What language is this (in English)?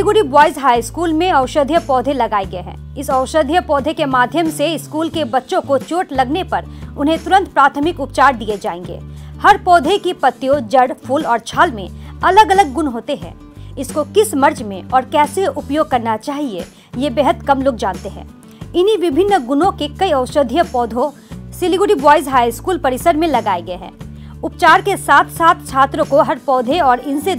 Hindi